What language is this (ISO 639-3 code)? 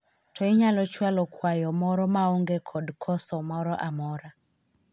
luo